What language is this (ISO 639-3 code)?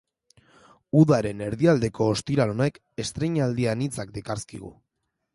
eus